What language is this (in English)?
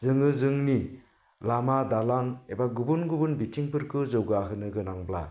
Bodo